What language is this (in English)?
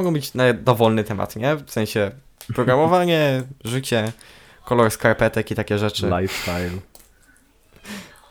Polish